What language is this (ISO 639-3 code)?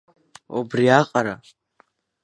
abk